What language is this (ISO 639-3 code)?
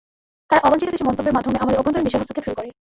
ben